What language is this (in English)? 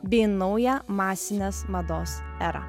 Lithuanian